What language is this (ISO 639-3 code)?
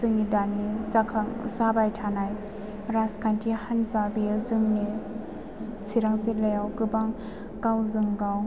brx